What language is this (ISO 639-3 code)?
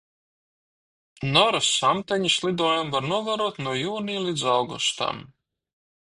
lav